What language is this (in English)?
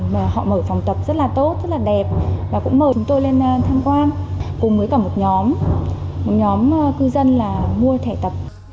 Vietnamese